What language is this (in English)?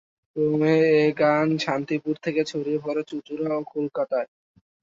Bangla